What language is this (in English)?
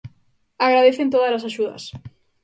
Galician